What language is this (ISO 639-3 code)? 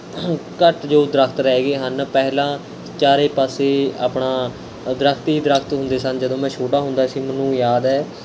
pan